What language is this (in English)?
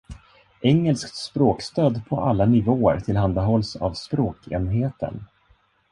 Swedish